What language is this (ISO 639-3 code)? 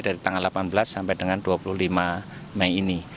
ind